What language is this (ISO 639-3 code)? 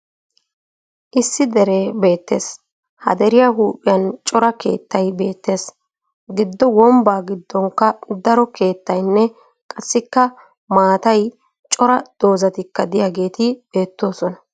wal